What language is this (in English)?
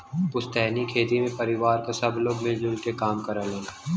Bhojpuri